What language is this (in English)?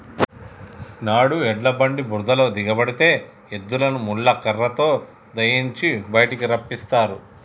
Telugu